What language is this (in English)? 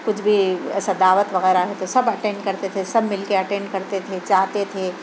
Urdu